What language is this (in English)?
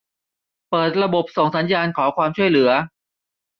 Thai